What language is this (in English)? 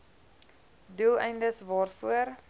Afrikaans